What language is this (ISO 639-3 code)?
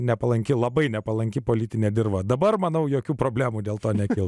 lit